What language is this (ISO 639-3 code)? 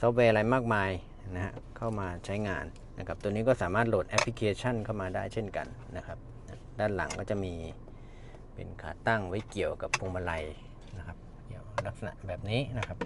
tha